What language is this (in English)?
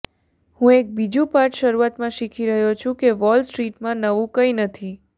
Gujarati